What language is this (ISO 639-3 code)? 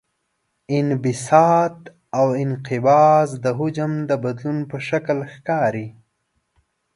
pus